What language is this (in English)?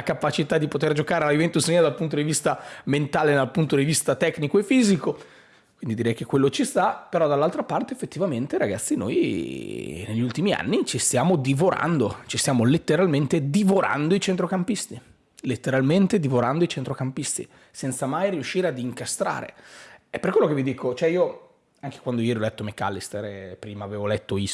Italian